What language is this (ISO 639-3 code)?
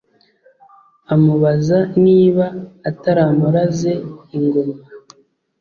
kin